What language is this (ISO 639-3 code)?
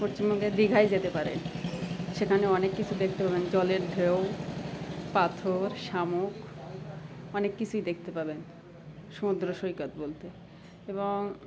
ben